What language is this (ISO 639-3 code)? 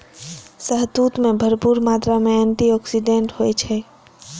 mai